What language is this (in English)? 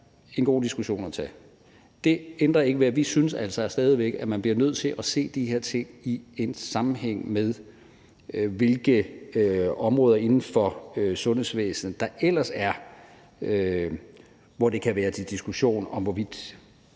Danish